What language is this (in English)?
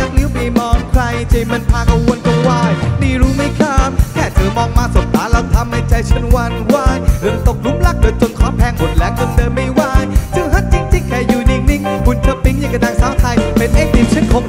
Thai